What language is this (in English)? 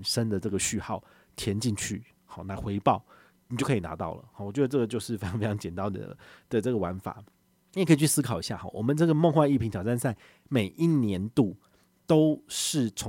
Chinese